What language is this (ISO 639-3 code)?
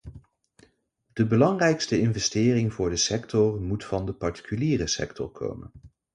nld